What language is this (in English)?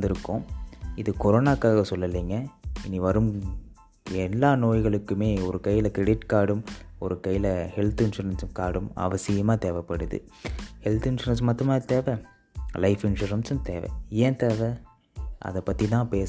Tamil